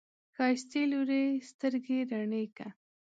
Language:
Pashto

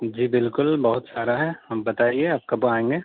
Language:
Urdu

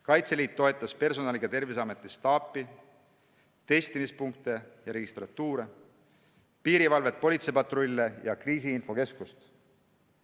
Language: Estonian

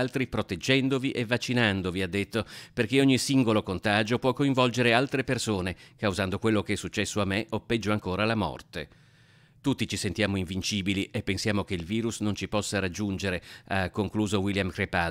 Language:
Italian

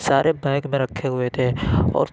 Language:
Urdu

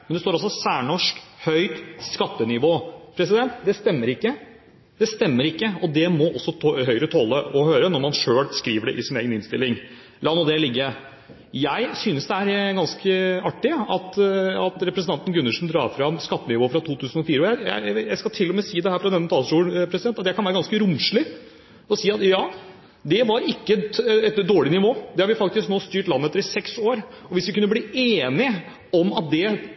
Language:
Norwegian Bokmål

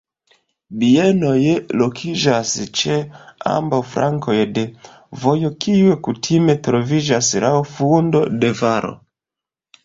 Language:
Esperanto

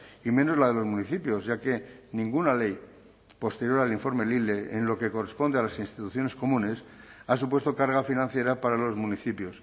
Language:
Spanish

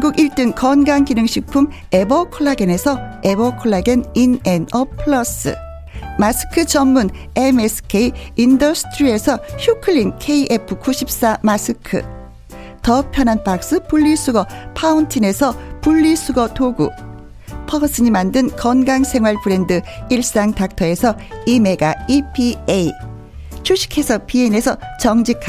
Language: Korean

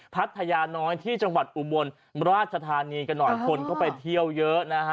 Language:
Thai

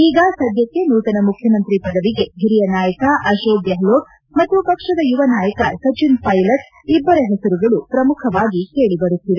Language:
Kannada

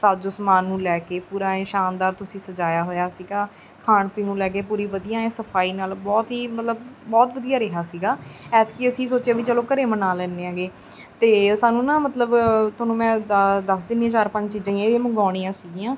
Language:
Punjabi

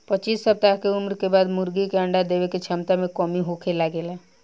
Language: Bhojpuri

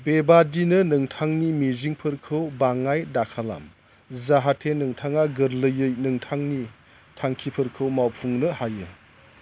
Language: Bodo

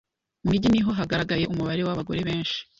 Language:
Kinyarwanda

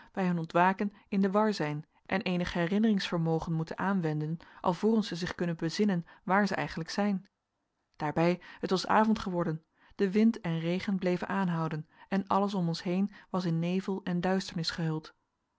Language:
Dutch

